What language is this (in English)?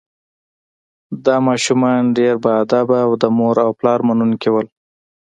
Pashto